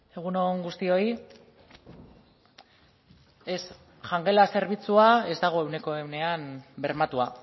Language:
Basque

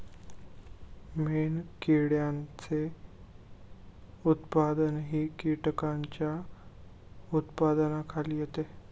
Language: Marathi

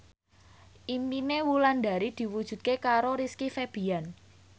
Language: Javanese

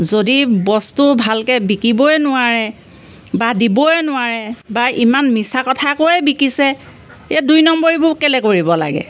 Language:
Assamese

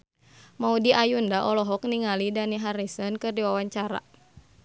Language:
Sundanese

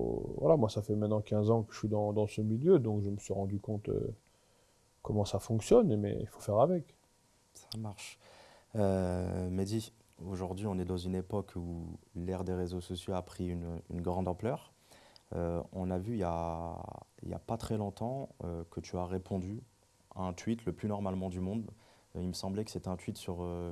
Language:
French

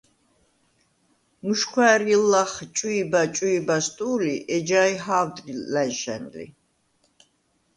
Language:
Svan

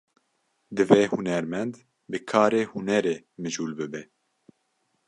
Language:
Kurdish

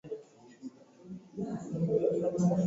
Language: Swahili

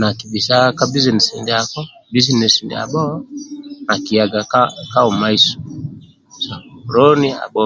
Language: Amba (Uganda)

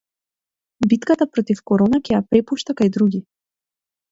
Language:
Macedonian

